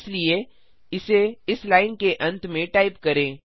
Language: Hindi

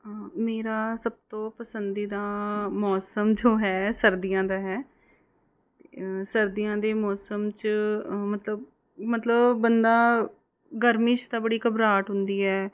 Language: Punjabi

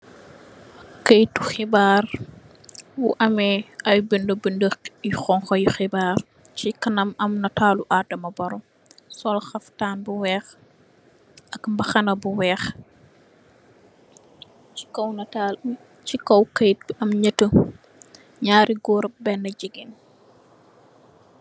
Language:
Wolof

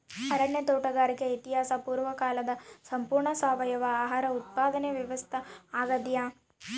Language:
Kannada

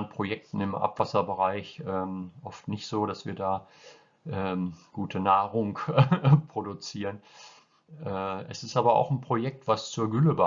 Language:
German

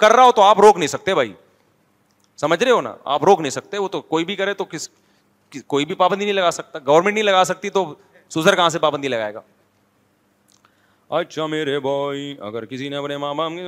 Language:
Urdu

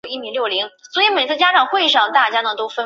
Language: Chinese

